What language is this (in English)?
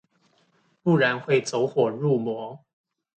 Chinese